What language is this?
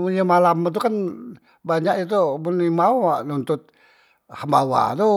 Musi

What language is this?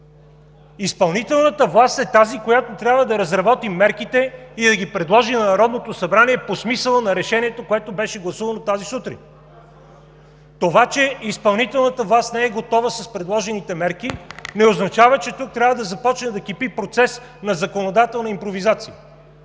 Bulgarian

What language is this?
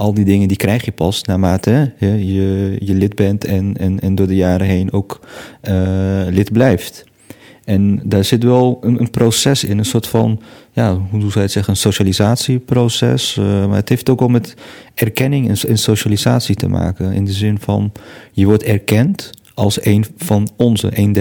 Dutch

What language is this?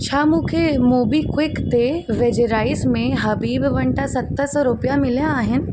Sindhi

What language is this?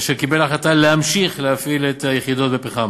Hebrew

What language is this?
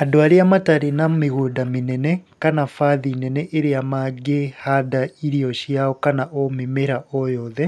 Kikuyu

